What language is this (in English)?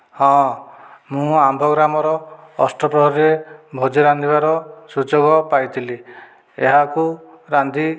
Odia